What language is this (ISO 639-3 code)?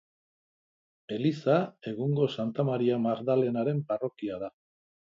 eus